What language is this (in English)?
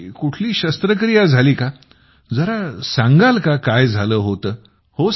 Marathi